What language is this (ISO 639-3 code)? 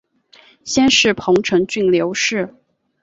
zho